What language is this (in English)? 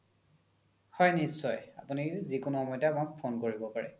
Assamese